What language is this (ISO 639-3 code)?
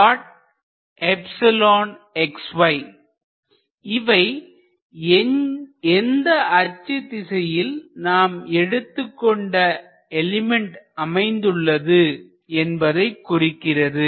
tam